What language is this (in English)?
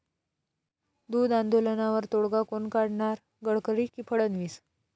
Marathi